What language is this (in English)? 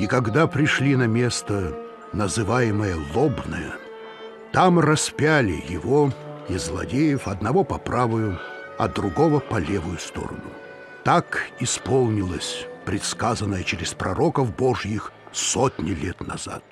Russian